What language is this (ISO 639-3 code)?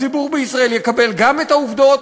heb